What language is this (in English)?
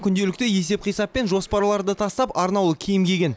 Kazakh